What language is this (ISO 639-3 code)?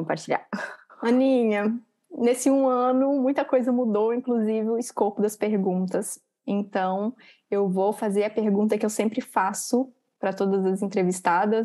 por